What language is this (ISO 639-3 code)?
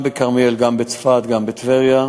heb